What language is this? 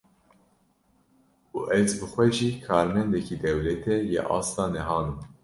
Kurdish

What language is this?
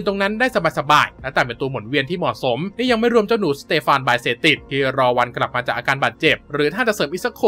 Thai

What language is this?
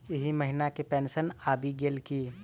Maithili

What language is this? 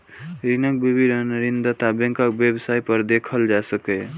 Maithili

